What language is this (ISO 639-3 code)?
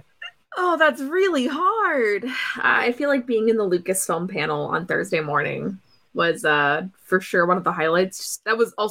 eng